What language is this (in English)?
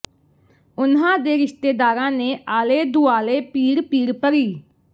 Punjabi